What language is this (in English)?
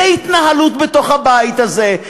Hebrew